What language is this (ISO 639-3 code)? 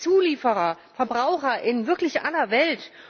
deu